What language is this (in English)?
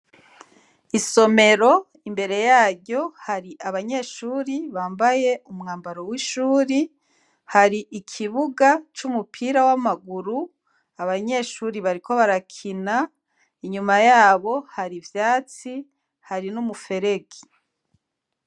Rundi